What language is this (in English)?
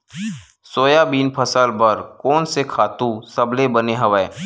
Chhattisgarhi